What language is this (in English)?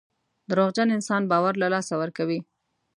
Pashto